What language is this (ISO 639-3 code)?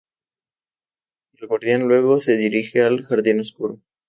spa